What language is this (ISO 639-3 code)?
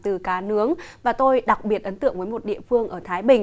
vie